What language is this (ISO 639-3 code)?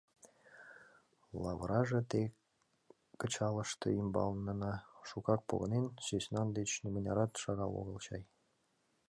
chm